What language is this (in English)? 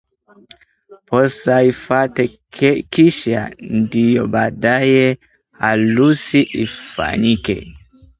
Swahili